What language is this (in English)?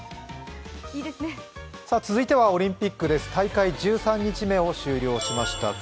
Japanese